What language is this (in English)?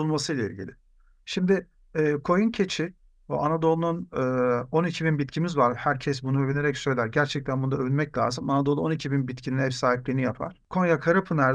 Turkish